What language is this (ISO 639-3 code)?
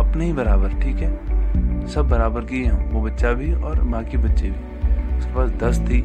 hin